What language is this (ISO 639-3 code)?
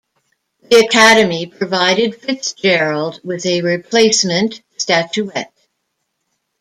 eng